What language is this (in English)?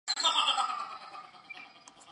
Chinese